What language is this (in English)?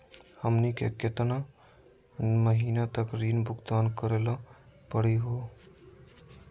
Magahi